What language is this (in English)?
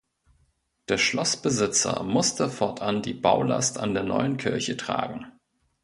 German